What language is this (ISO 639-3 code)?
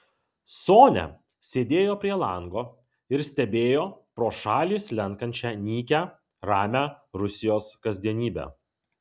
lit